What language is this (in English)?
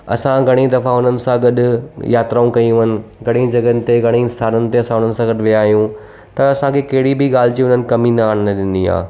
Sindhi